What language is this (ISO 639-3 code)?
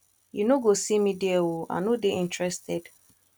pcm